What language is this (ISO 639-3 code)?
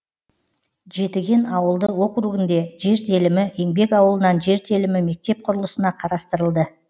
kaz